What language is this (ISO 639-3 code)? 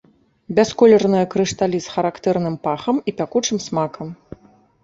bel